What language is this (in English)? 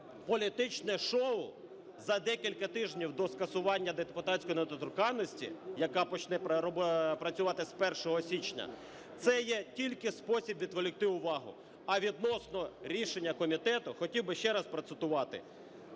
Ukrainian